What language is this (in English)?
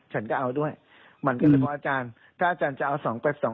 Thai